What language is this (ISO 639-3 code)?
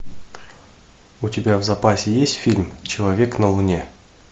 rus